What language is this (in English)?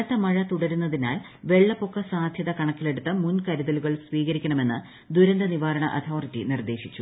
Malayalam